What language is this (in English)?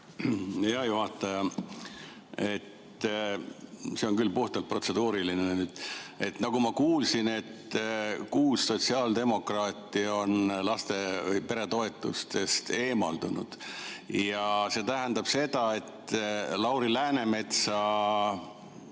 Estonian